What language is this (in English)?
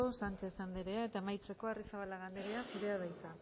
Basque